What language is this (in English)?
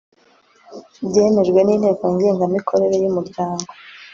Kinyarwanda